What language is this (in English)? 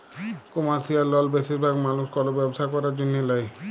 Bangla